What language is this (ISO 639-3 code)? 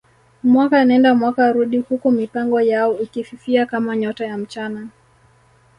swa